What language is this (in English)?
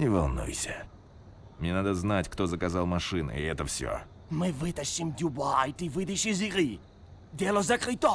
Russian